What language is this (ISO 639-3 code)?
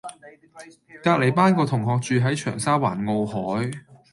yue